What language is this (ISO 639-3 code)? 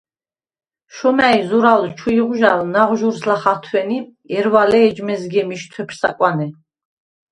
sva